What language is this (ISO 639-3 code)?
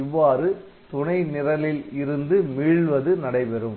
tam